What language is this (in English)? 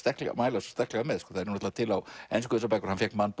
Icelandic